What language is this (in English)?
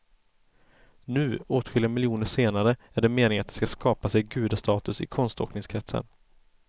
Swedish